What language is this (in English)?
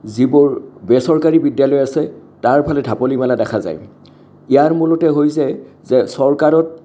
Assamese